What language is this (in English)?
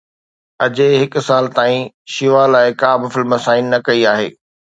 Sindhi